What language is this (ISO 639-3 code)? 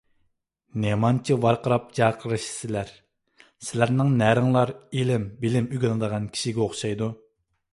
uig